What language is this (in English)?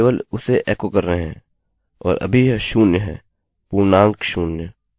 Hindi